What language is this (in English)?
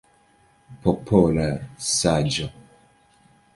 Esperanto